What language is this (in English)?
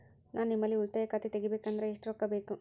Kannada